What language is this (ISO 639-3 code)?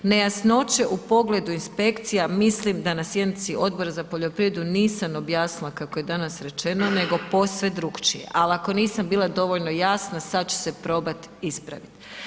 hrv